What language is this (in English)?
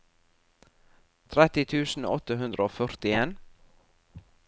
Norwegian